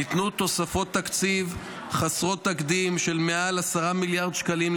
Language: Hebrew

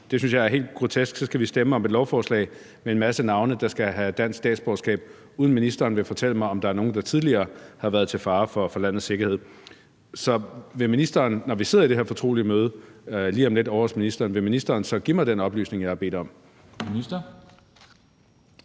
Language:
Danish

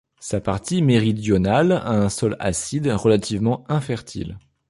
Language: French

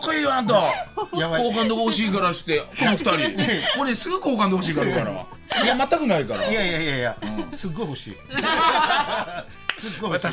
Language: Japanese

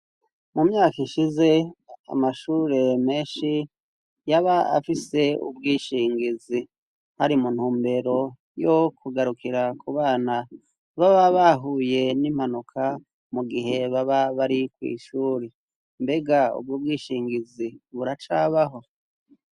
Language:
Rundi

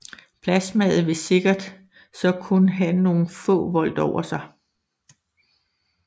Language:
Danish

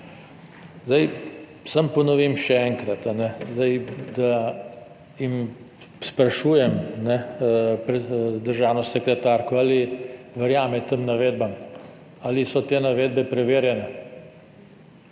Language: Slovenian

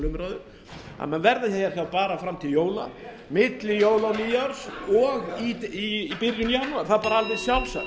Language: Icelandic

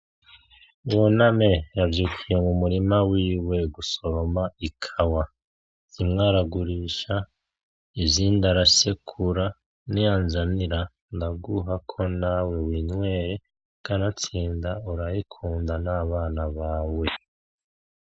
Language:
Rundi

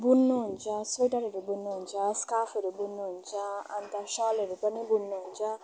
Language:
Nepali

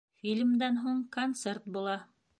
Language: Bashkir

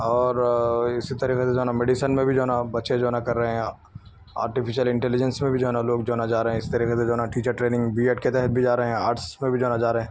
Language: Urdu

